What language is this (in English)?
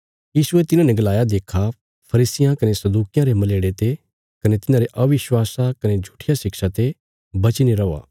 Bilaspuri